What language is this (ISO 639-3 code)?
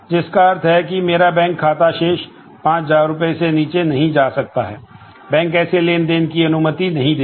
hin